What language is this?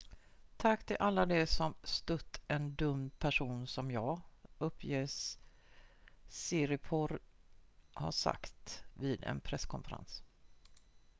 Swedish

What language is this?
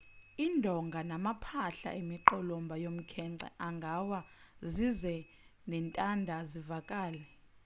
Xhosa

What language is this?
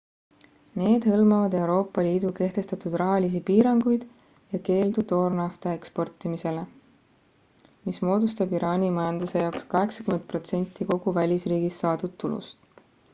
Estonian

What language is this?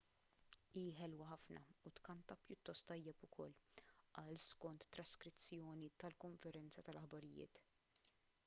Maltese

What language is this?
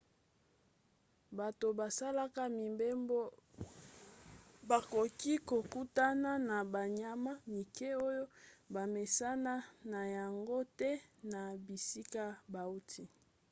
Lingala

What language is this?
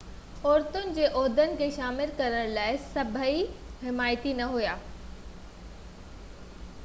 Sindhi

